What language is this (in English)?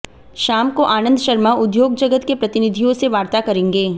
Hindi